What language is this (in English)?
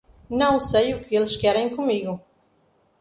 Portuguese